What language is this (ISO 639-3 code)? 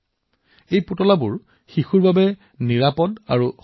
asm